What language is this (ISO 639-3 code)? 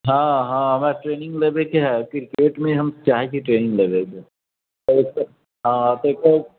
mai